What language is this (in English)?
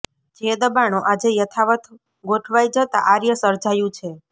Gujarati